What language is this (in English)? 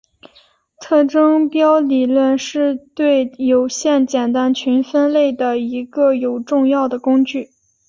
Chinese